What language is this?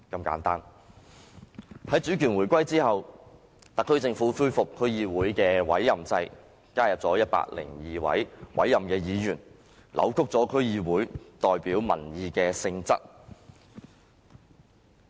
Cantonese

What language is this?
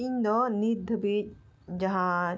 Santali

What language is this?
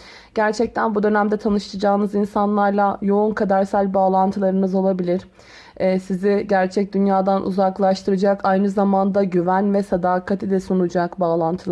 Turkish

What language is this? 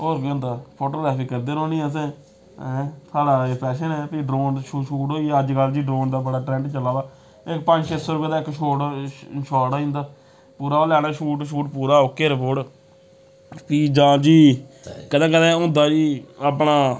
Dogri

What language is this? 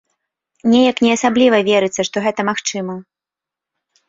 Belarusian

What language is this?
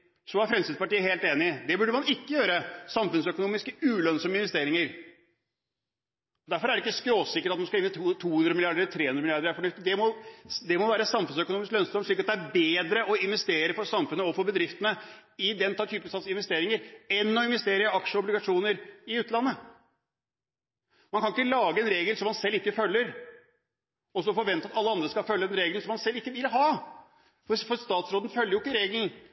Norwegian Bokmål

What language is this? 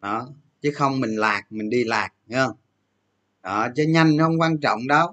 Vietnamese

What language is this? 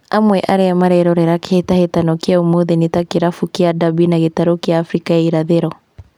Kikuyu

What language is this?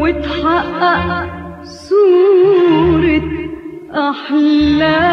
Arabic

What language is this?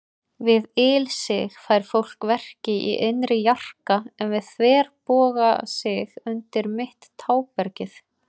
Icelandic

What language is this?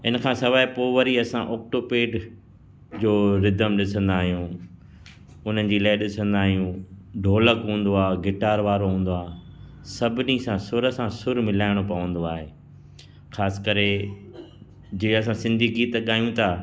Sindhi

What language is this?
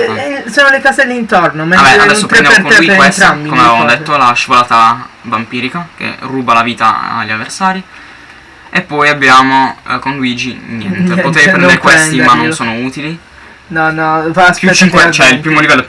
Italian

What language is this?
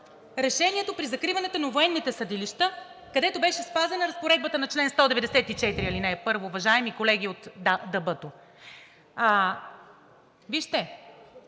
Bulgarian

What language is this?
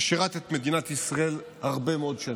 Hebrew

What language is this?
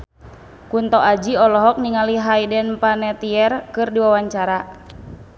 Sundanese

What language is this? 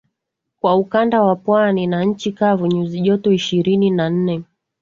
Swahili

